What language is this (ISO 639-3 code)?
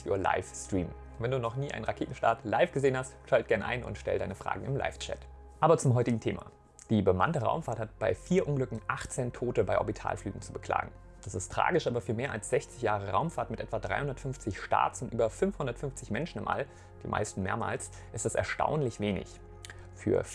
deu